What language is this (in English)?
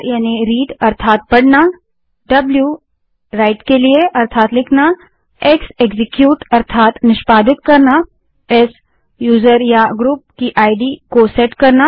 Hindi